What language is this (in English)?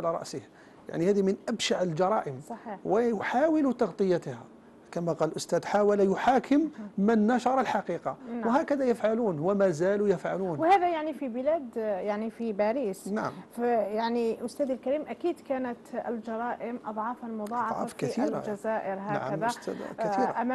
Arabic